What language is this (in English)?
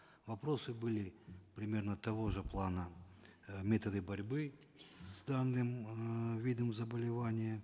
Kazakh